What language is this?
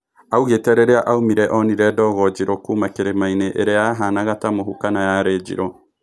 Kikuyu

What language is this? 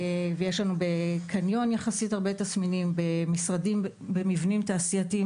Hebrew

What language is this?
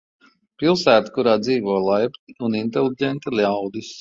Latvian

